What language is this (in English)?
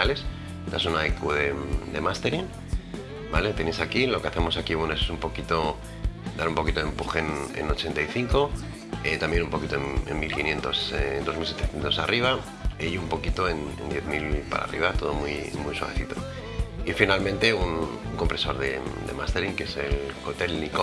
Spanish